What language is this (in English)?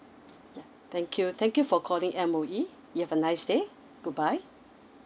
English